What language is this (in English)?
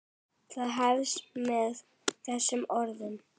Icelandic